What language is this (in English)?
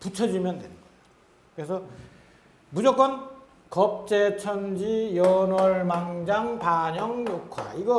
Korean